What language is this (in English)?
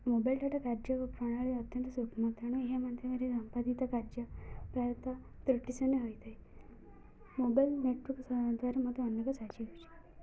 Odia